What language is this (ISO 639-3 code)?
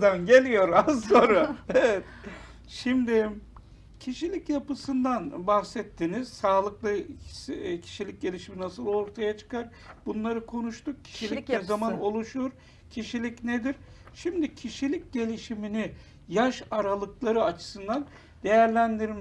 tur